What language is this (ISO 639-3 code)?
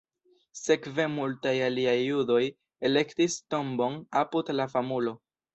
epo